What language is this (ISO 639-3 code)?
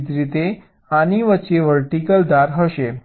guj